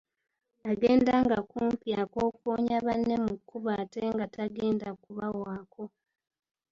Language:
Ganda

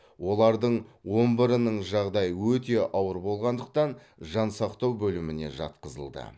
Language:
Kazakh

